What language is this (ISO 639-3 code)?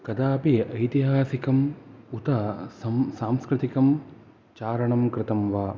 san